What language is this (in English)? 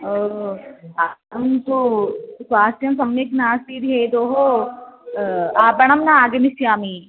Sanskrit